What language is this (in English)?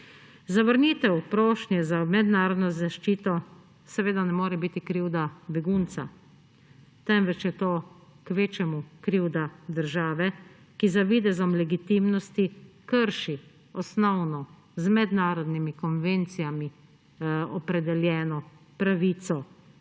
Slovenian